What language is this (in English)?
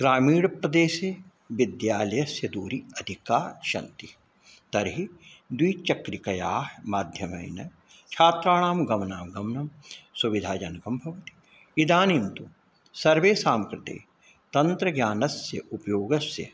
Sanskrit